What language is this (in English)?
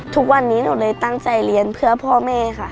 Thai